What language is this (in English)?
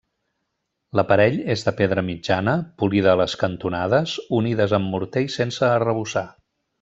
Catalan